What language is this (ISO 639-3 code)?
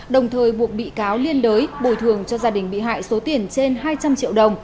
vie